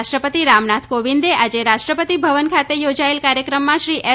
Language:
Gujarati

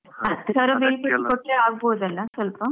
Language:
Kannada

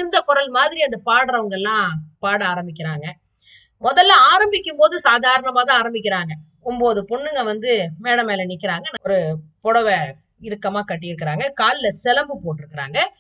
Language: Tamil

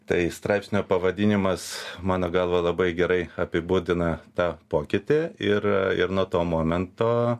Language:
Lithuanian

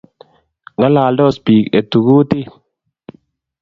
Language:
Kalenjin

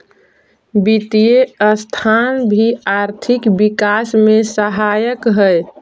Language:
Magahi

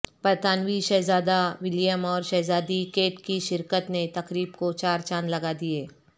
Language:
Urdu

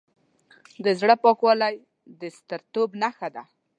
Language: Pashto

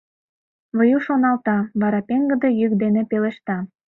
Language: Mari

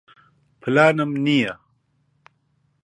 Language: Central Kurdish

